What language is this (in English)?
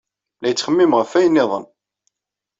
Kabyle